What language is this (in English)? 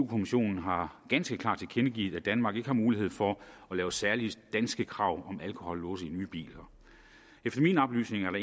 Danish